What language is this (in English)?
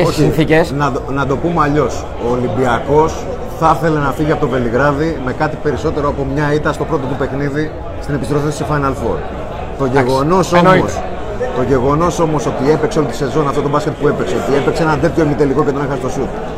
Greek